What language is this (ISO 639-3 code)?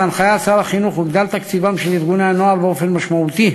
heb